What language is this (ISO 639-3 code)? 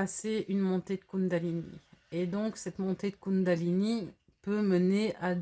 fra